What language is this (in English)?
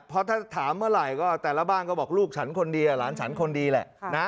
Thai